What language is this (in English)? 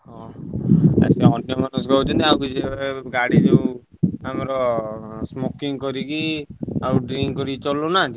Odia